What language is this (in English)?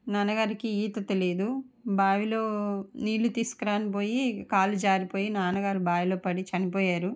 Telugu